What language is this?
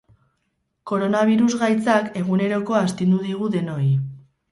Basque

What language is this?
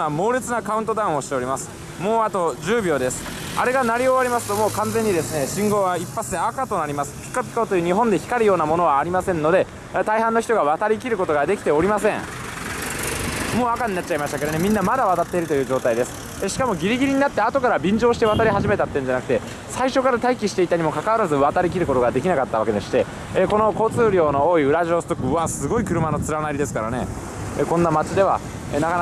Japanese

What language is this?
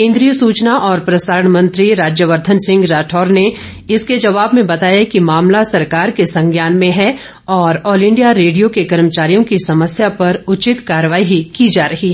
Hindi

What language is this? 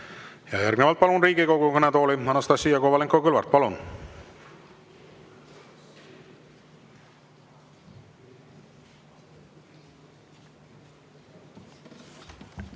Estonian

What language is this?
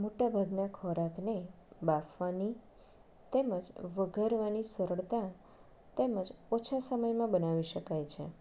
Gujarati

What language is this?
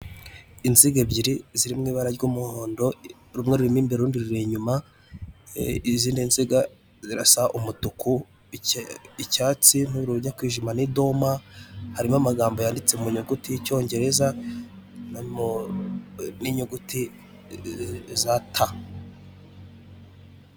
Kinyarwanda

